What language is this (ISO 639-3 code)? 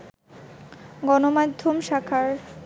ben